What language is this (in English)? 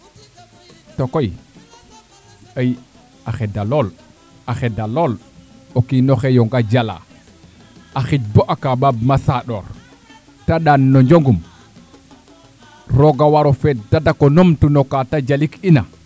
Serer